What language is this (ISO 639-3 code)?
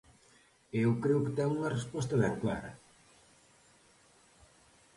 glg